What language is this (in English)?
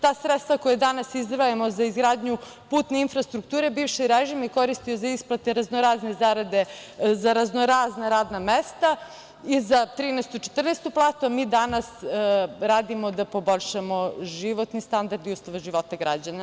Serbian